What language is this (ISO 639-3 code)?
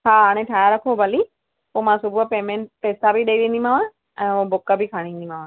snd